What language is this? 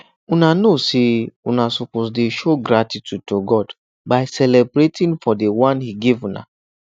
Nigerian Pidgin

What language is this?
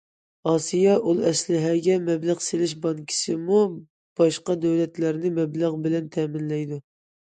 Uyghur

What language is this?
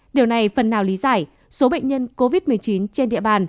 Vietnamese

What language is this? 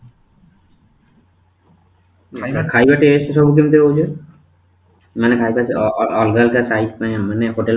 Odia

